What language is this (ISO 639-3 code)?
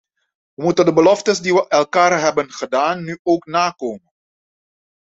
nld